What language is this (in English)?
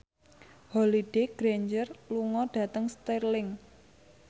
Javanese